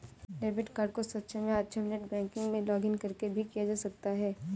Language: Hindi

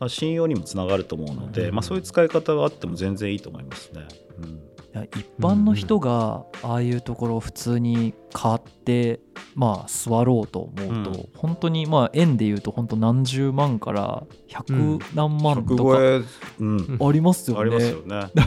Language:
Japanese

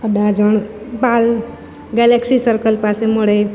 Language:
Gujarati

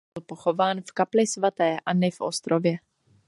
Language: Czech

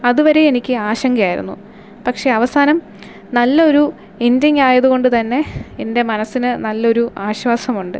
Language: Malayalam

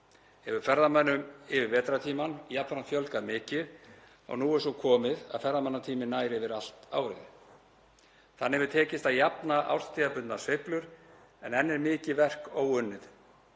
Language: Icelandic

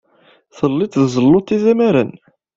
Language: Kabyle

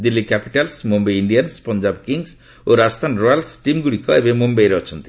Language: Odia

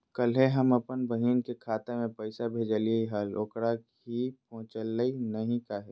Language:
Magahi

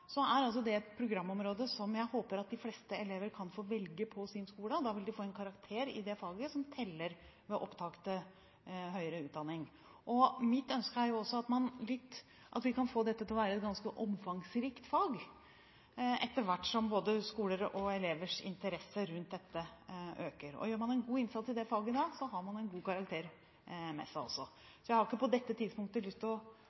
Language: Norwegian Bokmål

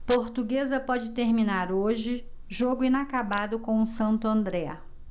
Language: Portuguese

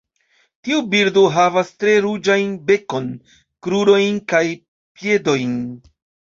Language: Esperanto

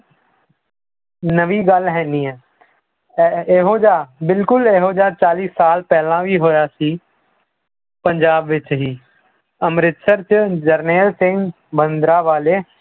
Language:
Punjabi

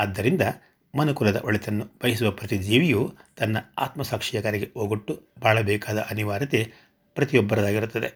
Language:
Kannada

